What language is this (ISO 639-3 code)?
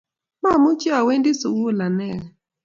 kln